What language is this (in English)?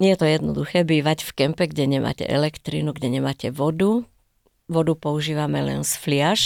Slovak